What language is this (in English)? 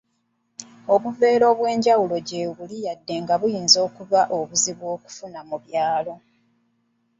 Ganda